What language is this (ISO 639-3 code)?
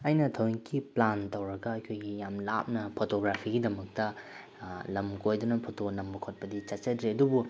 mni